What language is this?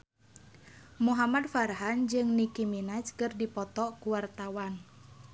Sundanese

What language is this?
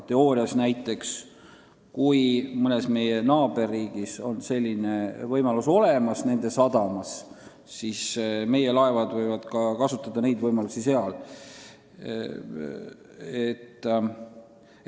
Estonian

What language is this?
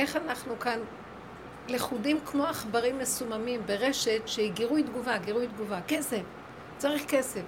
Hebrew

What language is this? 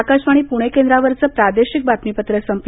Marathi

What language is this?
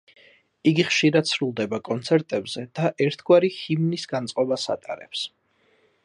Georgian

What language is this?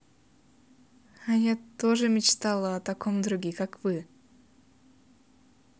Russian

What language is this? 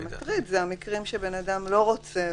Hebrew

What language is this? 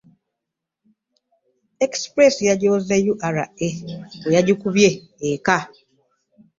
Ganda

